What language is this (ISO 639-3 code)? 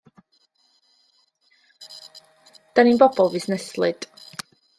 cym